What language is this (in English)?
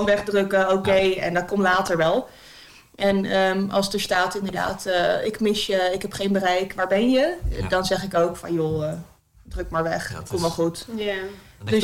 Dutch